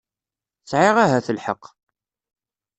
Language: Kabyle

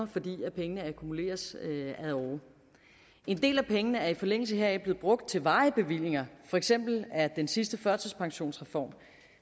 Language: Danish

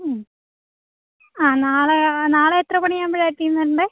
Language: Malayalam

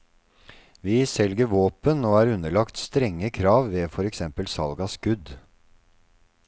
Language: Norwegian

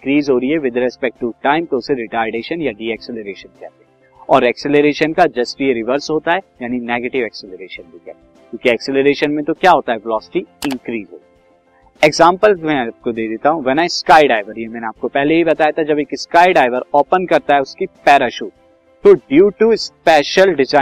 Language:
Hindi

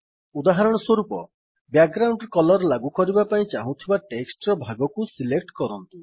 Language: Odia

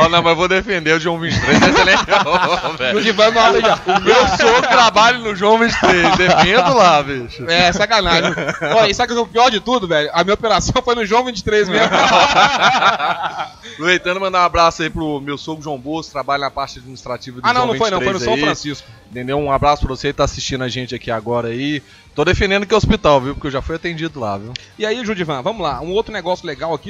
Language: Portuguese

